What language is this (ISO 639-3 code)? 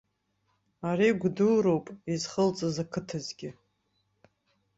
abk